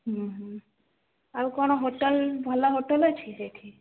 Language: Odia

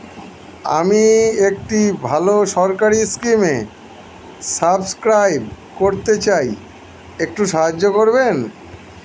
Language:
Bangla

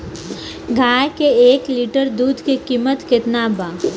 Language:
Bhojpuri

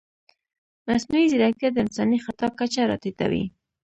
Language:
Pashto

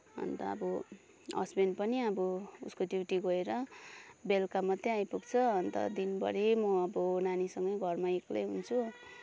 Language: Nepali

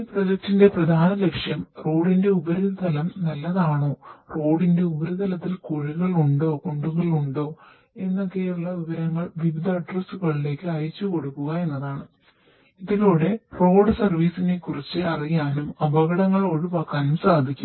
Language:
Malayalam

